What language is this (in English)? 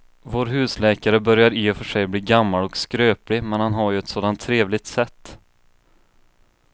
Swedish